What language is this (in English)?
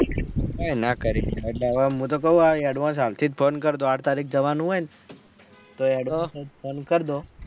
Gujarati